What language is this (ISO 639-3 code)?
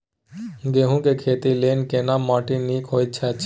mai